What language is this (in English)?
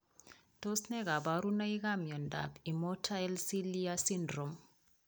Kalenjin